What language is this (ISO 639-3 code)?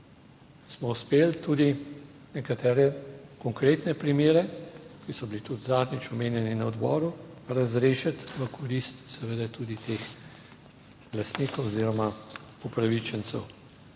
slv